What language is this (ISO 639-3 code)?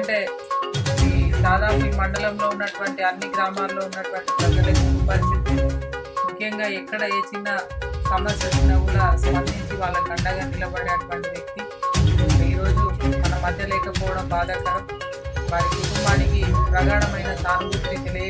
kor